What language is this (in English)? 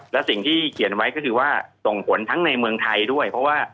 Thai